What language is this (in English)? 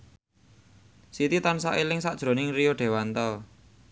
Javanese